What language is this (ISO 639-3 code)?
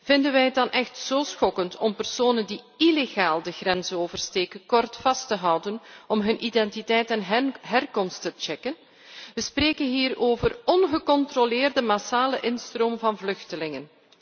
nld